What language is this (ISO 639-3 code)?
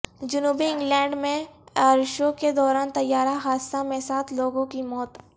urd